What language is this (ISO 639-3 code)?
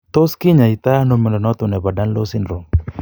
kln